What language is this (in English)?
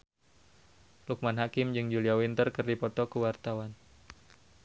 Sundanese